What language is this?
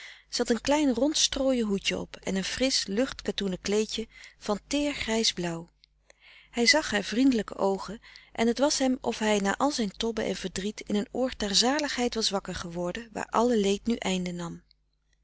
Dutch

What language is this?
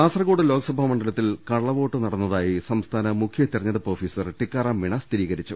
Malayalam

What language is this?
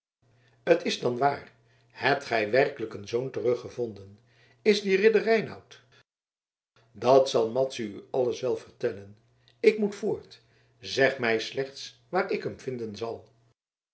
Dutch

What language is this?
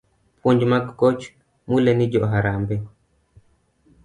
Luo (Kenya and Tanzania)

